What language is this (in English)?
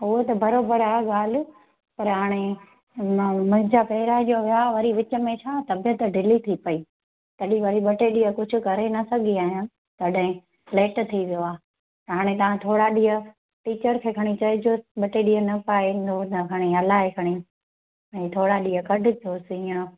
Sindhi